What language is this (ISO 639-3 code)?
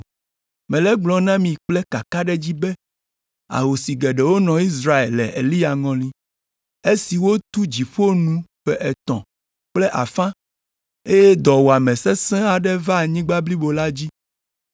ewe